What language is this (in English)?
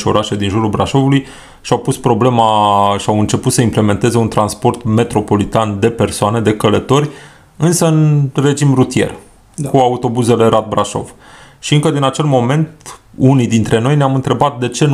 Romanian